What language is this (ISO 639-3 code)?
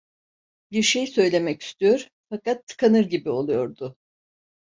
tur